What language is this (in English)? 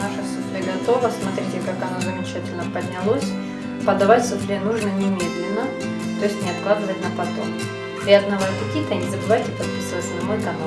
Russian